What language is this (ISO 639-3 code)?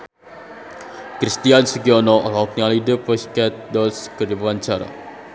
sun